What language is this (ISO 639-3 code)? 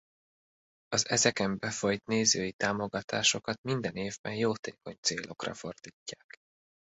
hun